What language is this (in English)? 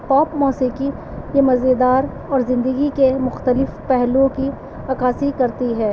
Urdu